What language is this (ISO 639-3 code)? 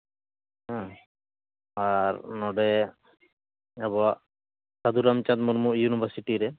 sat